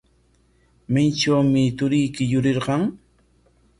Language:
Corongo Ancash Quechua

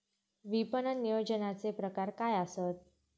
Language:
Marathi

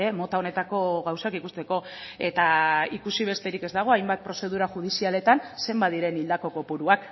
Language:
Basque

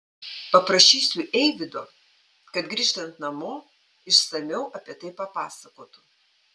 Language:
Lithuanian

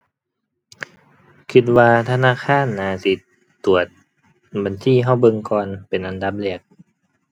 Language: Thai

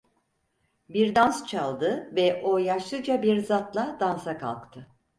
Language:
Turkish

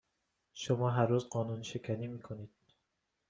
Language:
Persian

